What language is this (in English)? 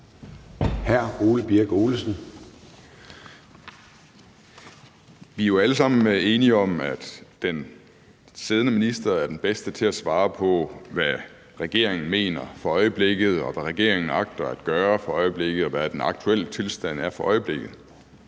Danish